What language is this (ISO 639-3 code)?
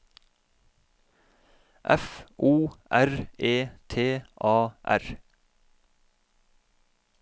nor